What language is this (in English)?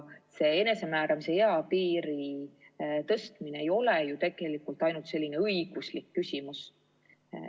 Estonian